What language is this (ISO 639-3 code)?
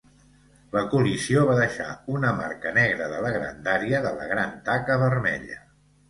cat